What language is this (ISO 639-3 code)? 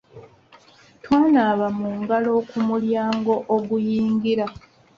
lug